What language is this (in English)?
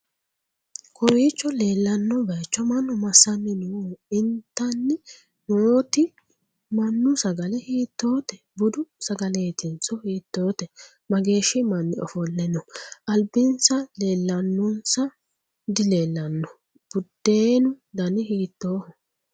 Sidamo